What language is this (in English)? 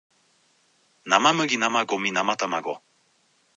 Japanese